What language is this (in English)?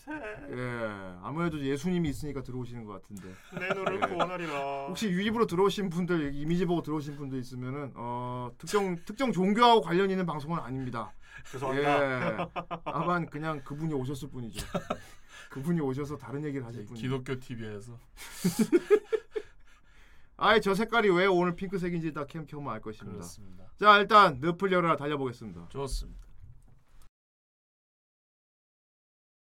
Korean